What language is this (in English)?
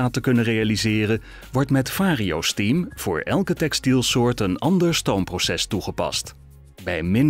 Dutch